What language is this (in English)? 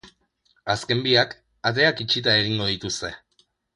Basque